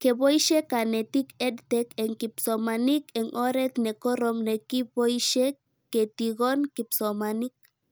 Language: Kalenjin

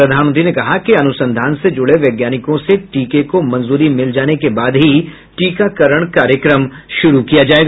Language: Hindi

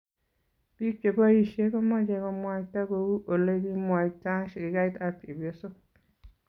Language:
Kalenjin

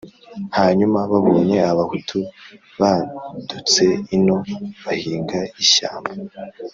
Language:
Kinyarwanda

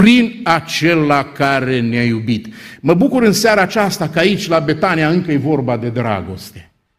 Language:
Romanian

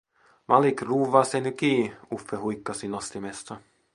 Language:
Finnish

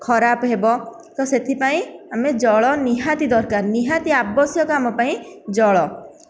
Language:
Odia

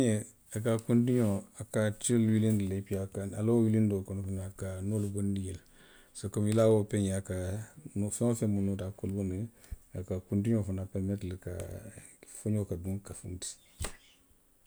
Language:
Western Maninkakan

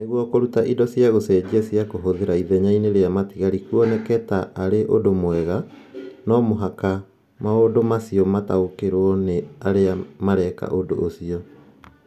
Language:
Kikuyu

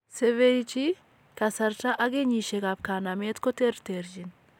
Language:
Kalenjin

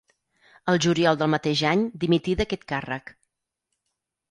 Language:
Catalan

